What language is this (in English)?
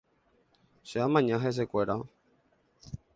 Guarani